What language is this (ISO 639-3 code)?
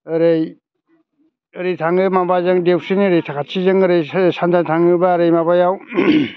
brx